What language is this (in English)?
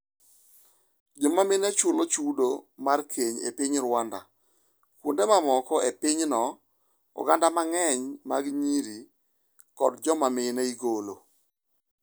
Luo (Kenya and Tanzania)